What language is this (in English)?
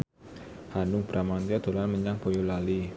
Javanese